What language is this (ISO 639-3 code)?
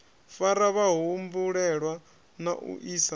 ven